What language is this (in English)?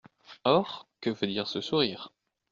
French